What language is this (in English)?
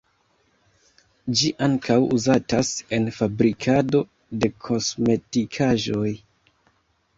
Esperanto